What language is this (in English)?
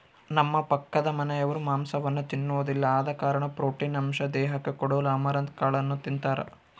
Kannada